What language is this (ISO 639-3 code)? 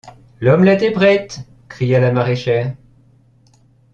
fra